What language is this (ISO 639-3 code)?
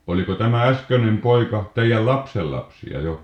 fin